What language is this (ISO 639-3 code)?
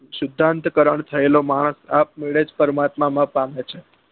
guj